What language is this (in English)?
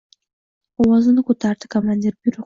Uzbek